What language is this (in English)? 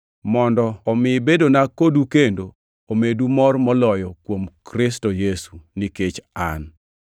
Luo (Kenya and Tanzania)